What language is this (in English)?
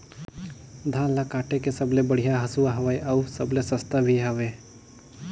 Chhattisgarhi